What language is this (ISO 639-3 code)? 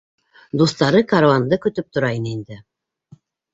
bak